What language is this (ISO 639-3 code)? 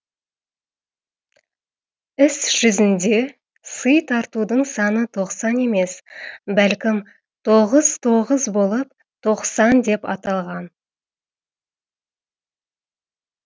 kaz